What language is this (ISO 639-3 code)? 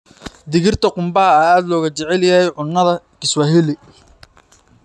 som